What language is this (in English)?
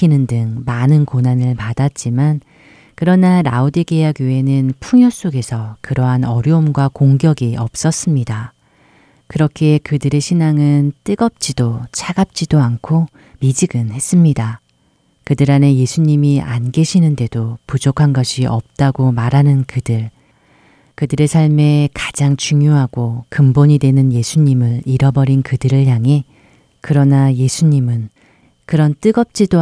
Korean